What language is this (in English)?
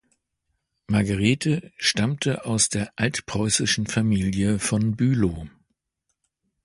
German